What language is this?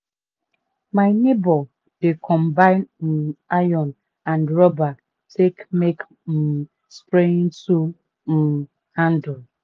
Nigerian Pidgin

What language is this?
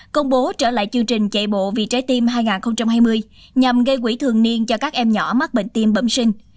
Vietnamese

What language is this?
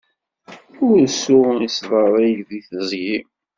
Kabyle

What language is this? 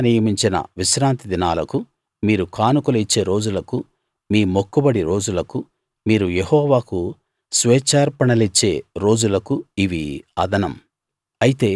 Telugu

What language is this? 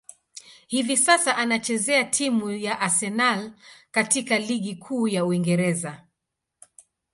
Swahili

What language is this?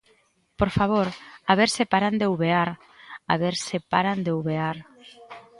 Galician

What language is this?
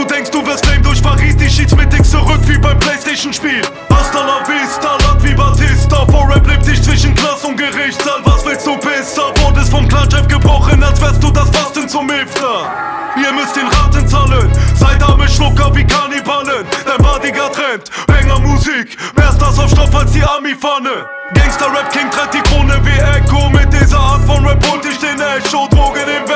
German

